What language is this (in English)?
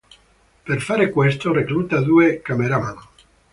Italian